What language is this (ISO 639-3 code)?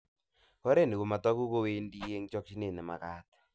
kln